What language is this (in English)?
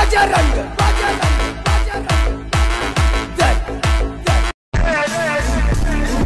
Arabic